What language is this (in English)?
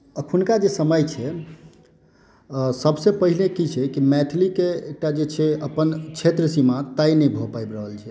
Maithili